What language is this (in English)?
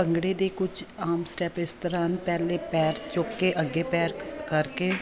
Punjabi